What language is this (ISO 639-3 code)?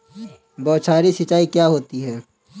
hin